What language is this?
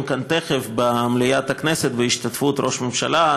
Hebrew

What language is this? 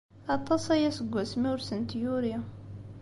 Kabyle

